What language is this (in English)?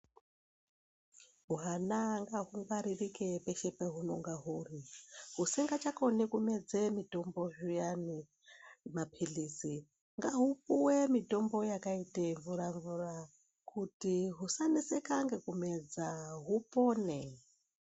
Ndau